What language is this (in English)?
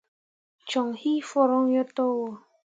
Mundang